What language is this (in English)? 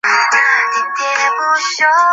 Chinese